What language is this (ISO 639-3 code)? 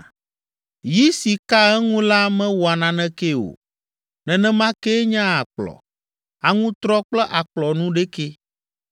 ewe